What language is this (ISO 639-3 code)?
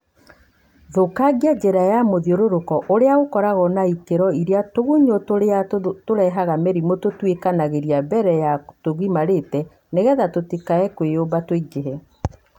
kik